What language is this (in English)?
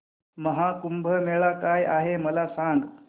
Marathi